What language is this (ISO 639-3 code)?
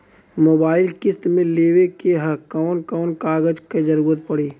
bho